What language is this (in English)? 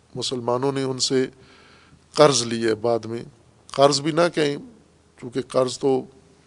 Urdu